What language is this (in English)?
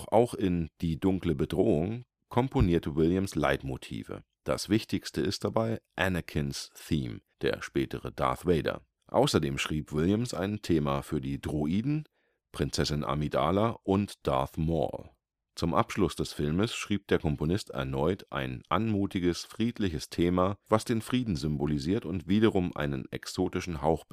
German